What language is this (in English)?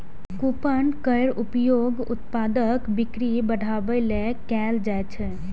Maithili